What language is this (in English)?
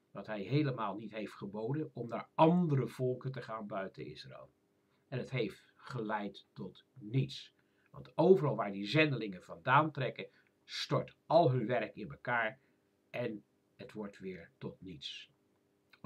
Dutch